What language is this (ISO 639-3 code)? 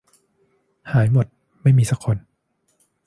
tha